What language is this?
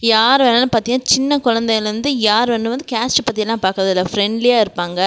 Tamil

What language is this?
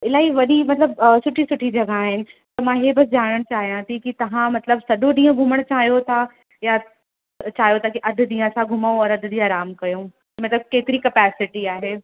Sindhi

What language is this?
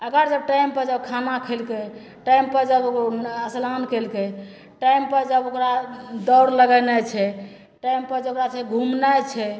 Maithili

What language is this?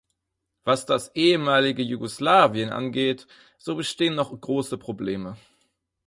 German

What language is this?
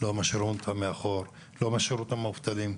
Hebrew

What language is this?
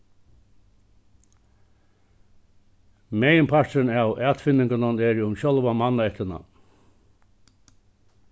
Faroese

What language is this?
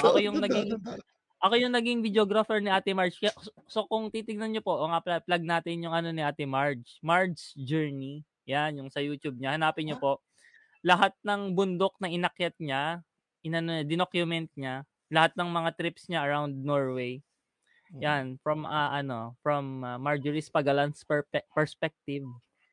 Filipino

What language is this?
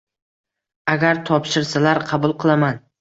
Uzbek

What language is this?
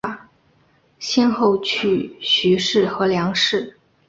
Chinese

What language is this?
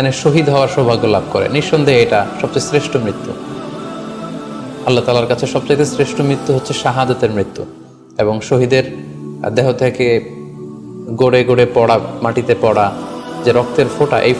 Bangla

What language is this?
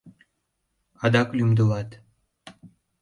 Mari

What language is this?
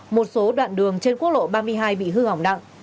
Vietnamese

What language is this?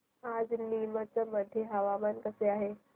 Marathi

